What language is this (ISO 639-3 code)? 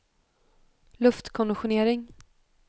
swe